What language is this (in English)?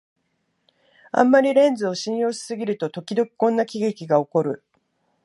Japanese